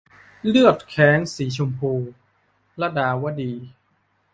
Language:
Thai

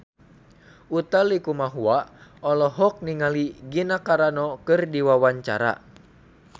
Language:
Sundanese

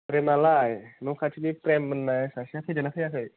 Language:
Bodo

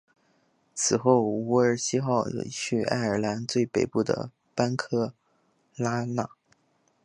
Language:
Chinese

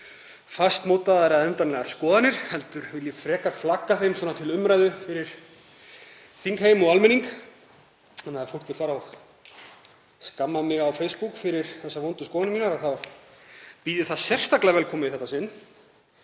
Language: Icelandic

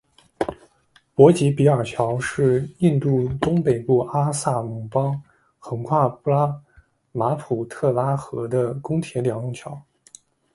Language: Chinese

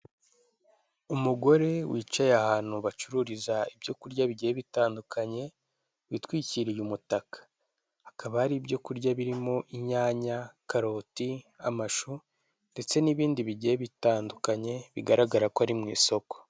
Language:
Kinyarwanda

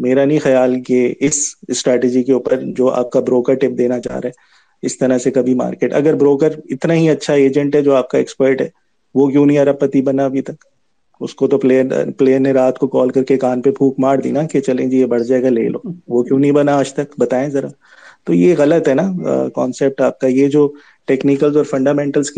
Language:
Urdu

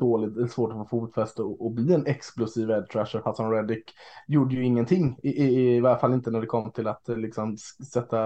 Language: Swedish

